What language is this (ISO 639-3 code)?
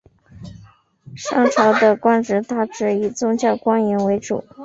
zho